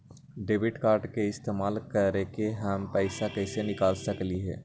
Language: Magahi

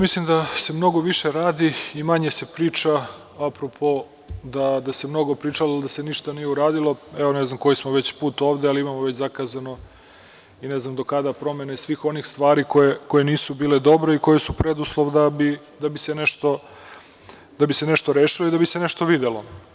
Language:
Serbian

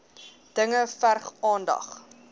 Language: Afrikaans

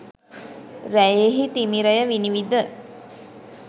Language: Sinhala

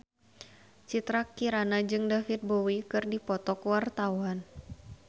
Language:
Sundanese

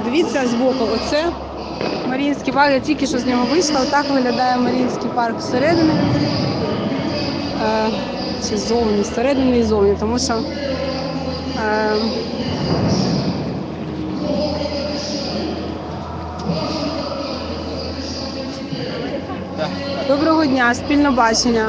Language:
Ukrainian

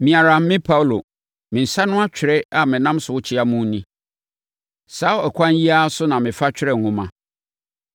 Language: Akan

